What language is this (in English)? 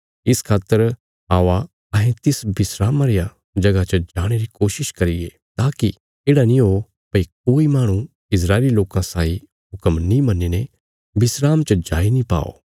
Bilaspuri